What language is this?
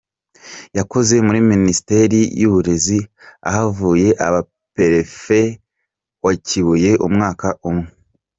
Kinyarwanda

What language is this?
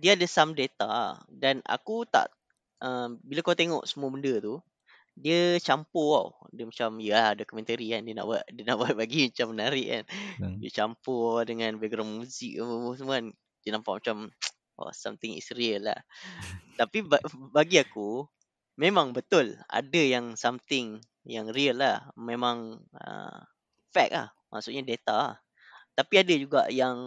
Malay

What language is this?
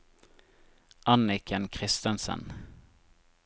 Norwegian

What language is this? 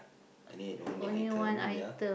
English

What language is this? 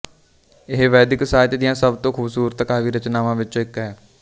Punjabi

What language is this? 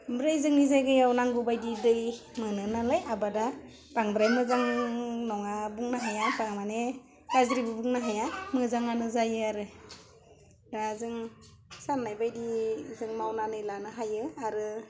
Bodo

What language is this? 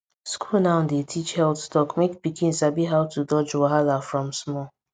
Nigerian Pidgin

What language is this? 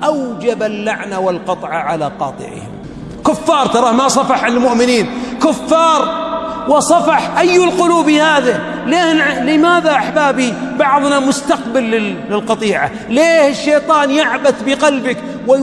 Arabic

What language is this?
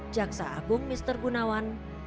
Indonesian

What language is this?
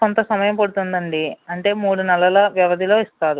Telugu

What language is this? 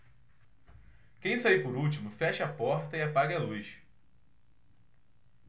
Portuguese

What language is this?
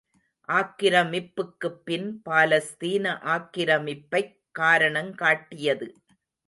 Tamil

